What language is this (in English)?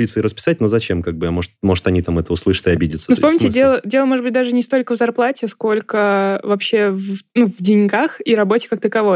Russian